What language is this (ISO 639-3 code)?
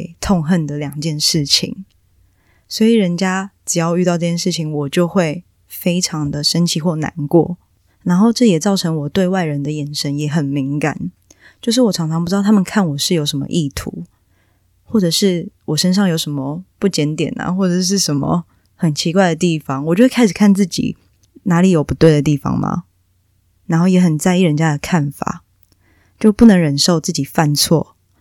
zho